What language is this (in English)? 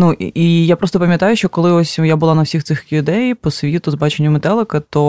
Ukrainian